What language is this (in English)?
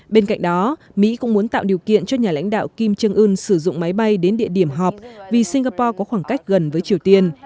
Vietnamese